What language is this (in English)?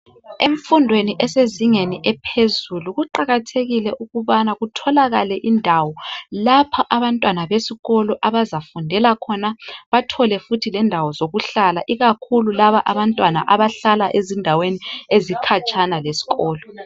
North Ndebele